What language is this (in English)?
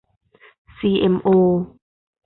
Thai